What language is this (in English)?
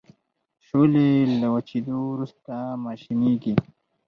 Pashto